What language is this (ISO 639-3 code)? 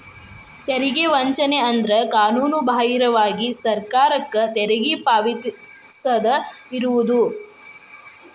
kan